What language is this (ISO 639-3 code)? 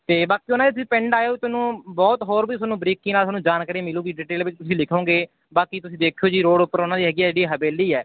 pan